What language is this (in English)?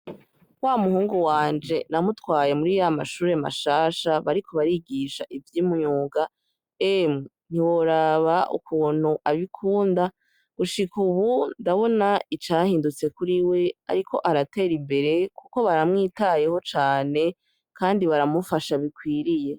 Rundi